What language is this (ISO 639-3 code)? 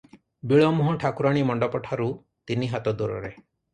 ori